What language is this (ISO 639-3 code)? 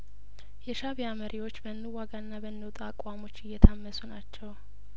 amh